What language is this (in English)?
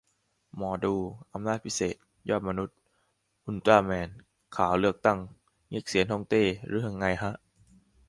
Thai